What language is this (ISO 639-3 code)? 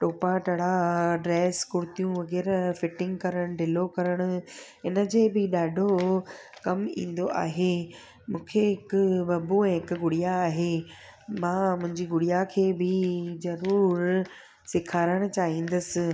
snd